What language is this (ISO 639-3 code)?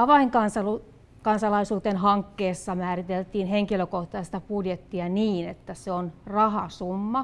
fin